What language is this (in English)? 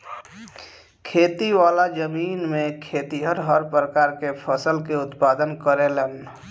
Bhojpuri